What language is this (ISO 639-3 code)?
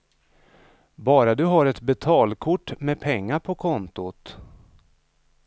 swe